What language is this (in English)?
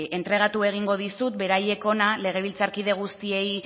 Basque